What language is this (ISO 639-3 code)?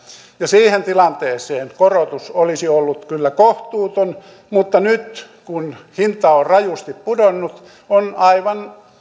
fin